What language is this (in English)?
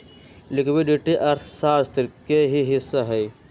Magahi